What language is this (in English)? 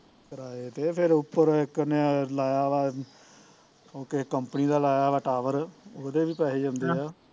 Punjabi